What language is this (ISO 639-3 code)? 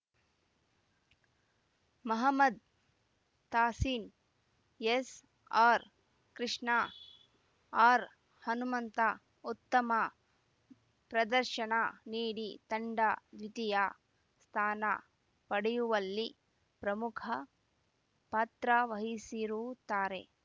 kan